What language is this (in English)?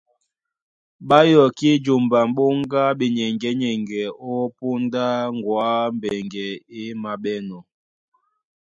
Duala